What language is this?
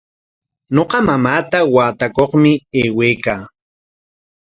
Corongo Ancash Quechua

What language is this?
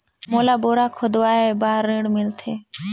Chhattisgarhi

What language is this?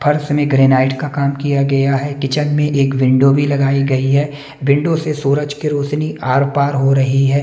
Hindi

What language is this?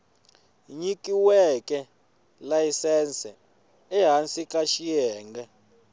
Tsonga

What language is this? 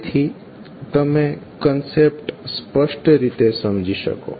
Gujarati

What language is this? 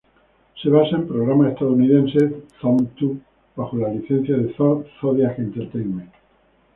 Spanish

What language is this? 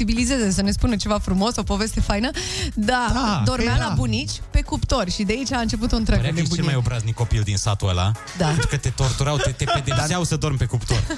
Romanian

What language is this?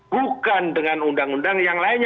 Indonesian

